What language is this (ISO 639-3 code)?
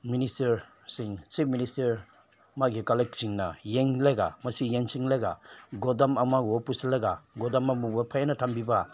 mni